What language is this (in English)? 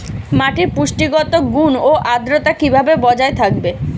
Bangla